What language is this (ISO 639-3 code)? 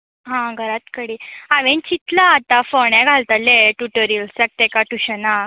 kok